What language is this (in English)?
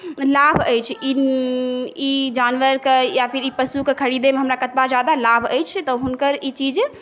Maithili